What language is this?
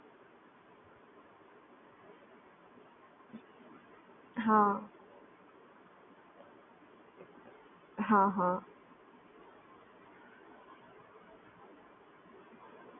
Gujarati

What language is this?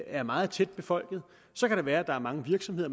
Danish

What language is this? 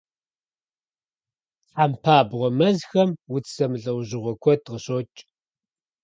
Kabardian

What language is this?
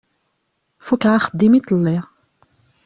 Kabyle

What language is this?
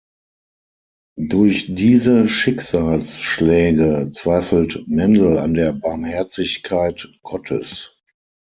German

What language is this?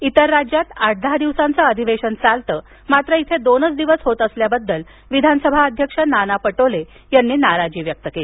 Marathi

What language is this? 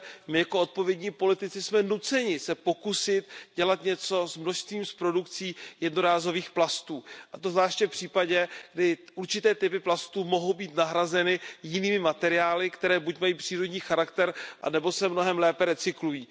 Czech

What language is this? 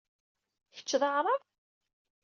Kabyle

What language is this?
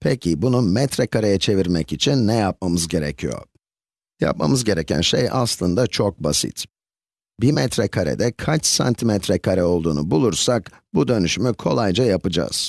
Turkish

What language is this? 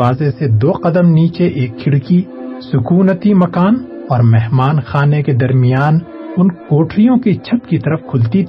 Urdu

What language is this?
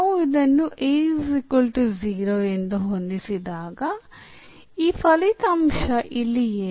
Kannada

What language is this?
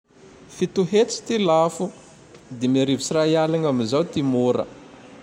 Tandroy-Mahafaly Malagasy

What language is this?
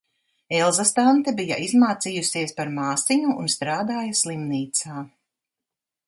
Latvian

